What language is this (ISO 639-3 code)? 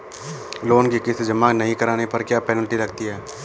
hin